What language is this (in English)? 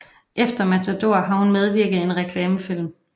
Danish